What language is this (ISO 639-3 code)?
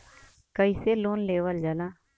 bho